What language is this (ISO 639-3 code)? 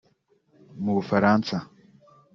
kin